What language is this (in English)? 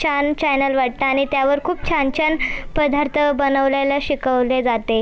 Marathi